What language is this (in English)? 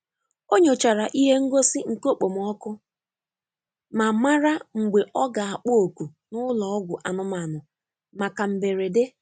Igbo